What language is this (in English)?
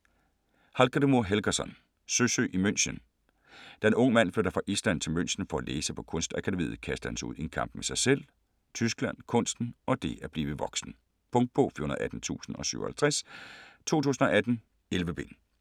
Danish